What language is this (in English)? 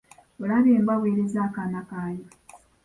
Ganda